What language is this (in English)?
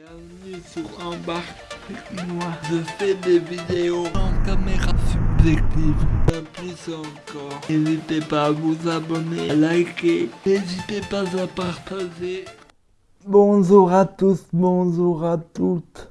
French